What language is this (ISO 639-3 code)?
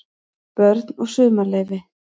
isl